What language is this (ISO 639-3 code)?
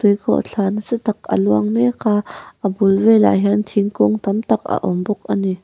lus